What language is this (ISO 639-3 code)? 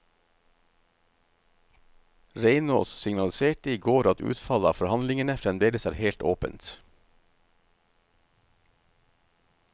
nor